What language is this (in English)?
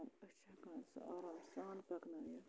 Kashmiri